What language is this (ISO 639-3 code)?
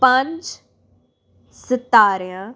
pan